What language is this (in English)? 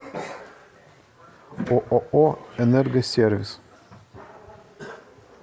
Russian